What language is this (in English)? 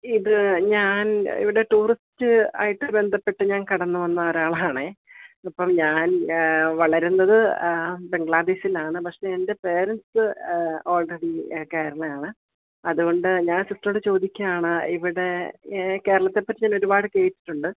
Malayalam